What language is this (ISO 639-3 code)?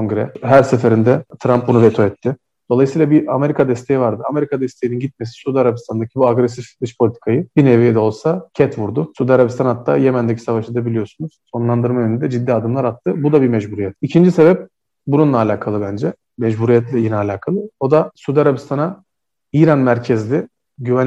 tur